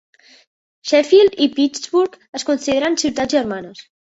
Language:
Catalan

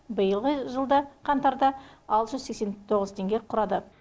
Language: Kazakh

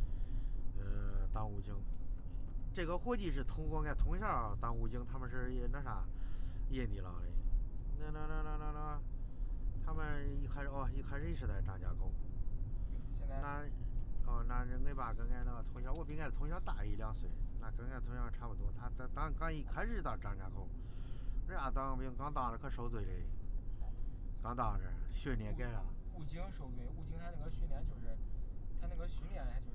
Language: Chinese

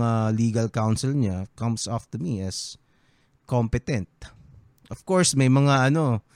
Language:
Filipino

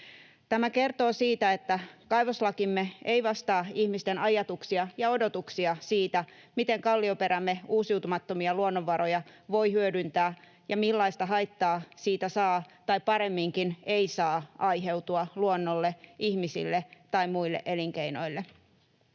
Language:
Finnish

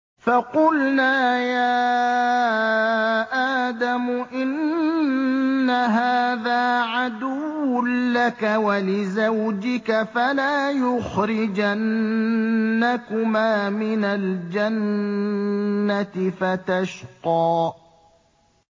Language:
Arabic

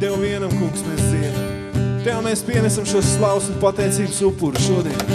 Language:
Latvian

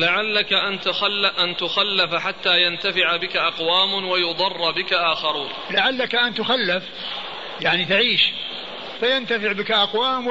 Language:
Arabic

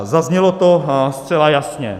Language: Czech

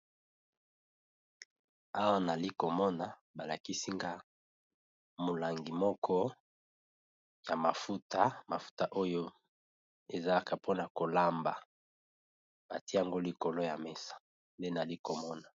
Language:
Lingala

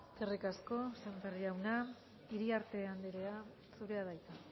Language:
Basque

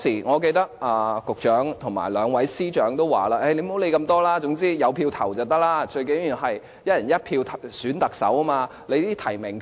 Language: Cantonese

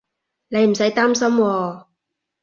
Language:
Cantonese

